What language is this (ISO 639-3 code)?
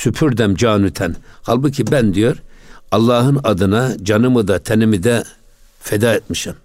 tur